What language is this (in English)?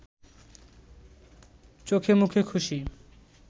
Bangla